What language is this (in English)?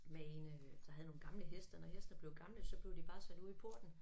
Danish